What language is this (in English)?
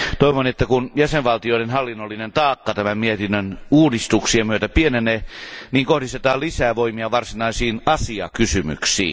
Finnish